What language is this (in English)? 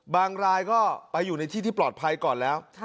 Thai